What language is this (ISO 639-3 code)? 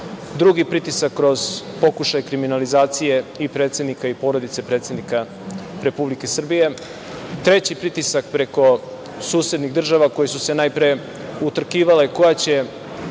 srp